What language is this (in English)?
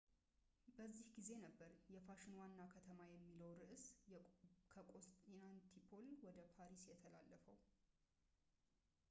Amharic